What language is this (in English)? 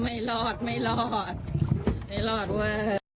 Thai